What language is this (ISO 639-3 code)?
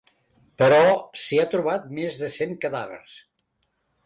cat